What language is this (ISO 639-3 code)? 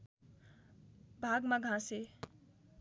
nep